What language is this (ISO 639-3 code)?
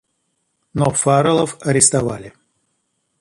rus